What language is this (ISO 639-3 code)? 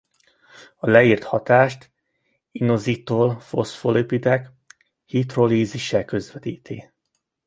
hun